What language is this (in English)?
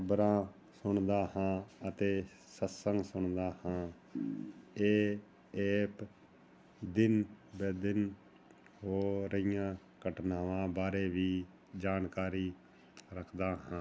Punjabi